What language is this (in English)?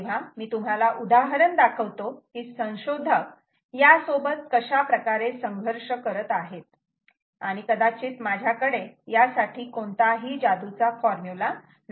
Marathi